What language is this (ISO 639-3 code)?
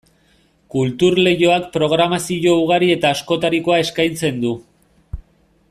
eus